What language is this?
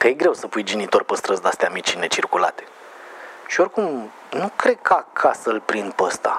Romanian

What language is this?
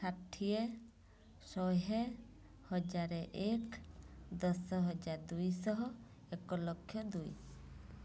Odia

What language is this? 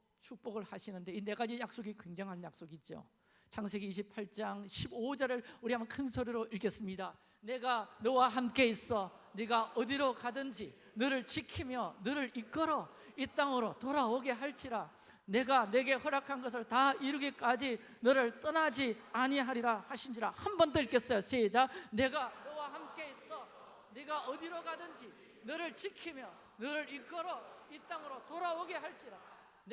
Korean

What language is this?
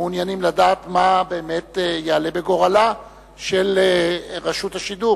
Hebrew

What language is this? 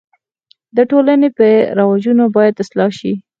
Pashto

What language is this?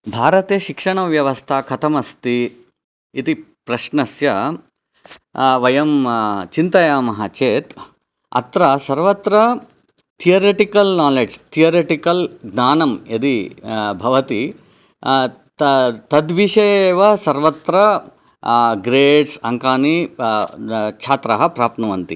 Sanskrit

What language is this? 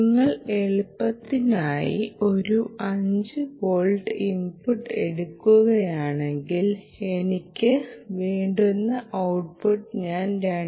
Malayalam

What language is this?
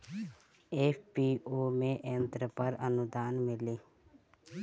Bhojpuri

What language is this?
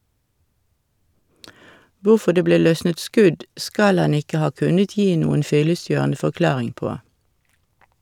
Norwegian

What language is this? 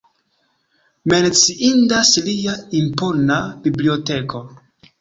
Esperanto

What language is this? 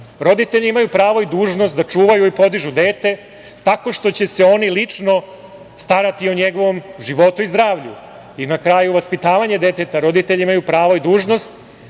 Serbian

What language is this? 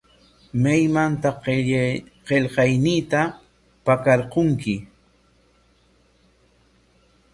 Corongo Ancash Quechua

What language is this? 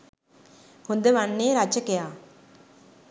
Sinhala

